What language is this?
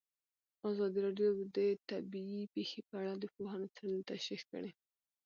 Pashto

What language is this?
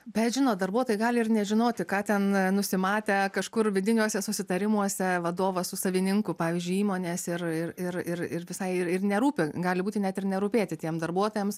Lithuanian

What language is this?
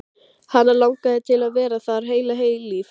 Icelandic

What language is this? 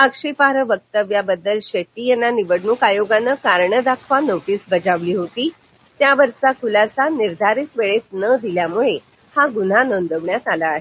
Marathi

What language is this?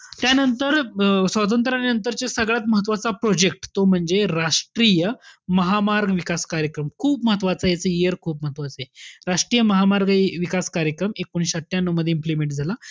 Marathi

